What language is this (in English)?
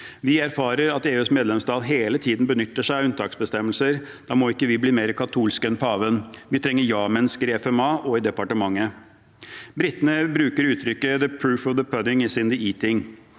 Norwegian